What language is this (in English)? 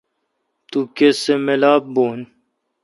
Kalkoti